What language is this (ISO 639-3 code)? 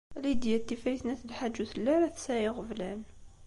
kab